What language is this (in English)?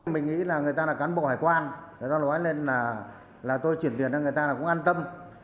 Vietnamese